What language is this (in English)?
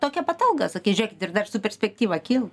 Lithuanian